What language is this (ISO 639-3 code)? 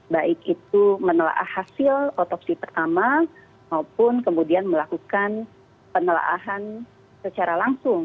ind